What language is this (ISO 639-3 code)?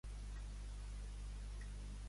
cat